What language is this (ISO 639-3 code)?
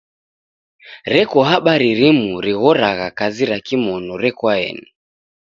dav